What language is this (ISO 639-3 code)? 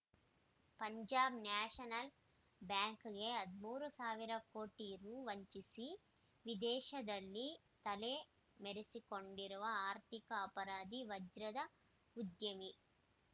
kan